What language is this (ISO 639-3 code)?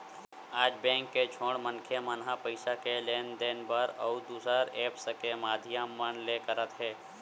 hne